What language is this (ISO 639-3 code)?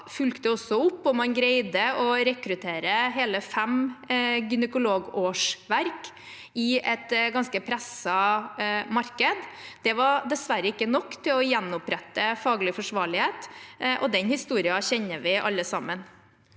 nor